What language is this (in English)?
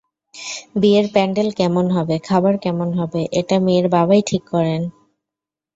Bangla